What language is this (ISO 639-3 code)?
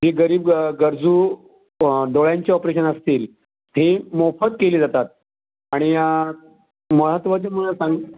mar